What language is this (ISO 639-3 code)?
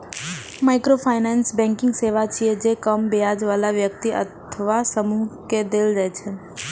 mai